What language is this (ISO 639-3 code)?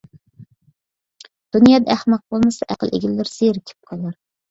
uig